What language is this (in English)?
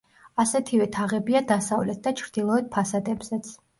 Georgian